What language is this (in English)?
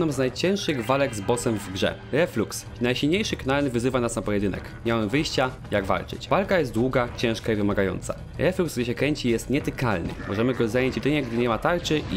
Polish